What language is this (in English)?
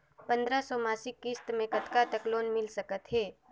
Chhattisgarhi